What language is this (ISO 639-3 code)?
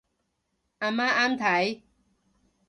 yue